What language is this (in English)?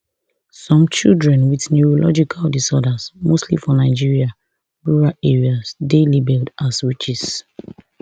Nigerian Pidgin